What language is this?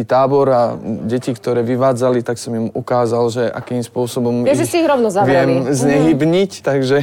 Slovak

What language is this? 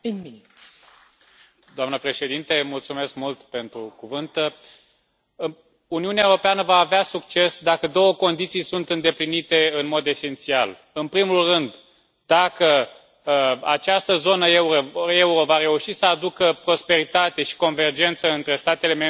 Romanian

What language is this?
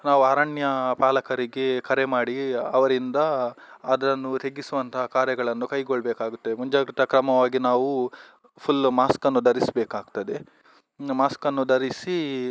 Kannada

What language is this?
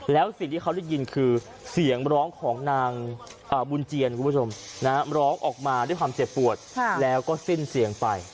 Thai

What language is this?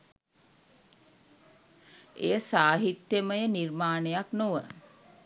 Sinhala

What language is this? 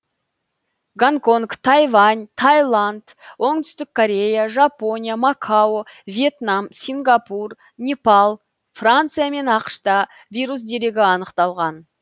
Kazakh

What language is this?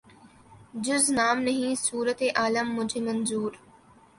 Urdu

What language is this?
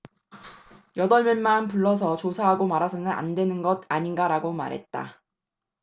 Korean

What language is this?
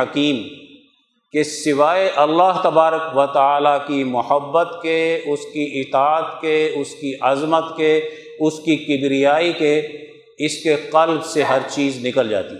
Urdu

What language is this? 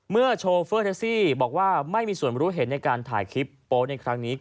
Thai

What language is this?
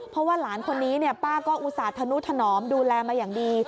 Thai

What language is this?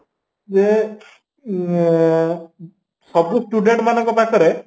Odia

